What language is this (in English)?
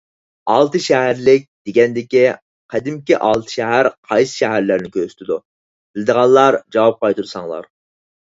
Uyghur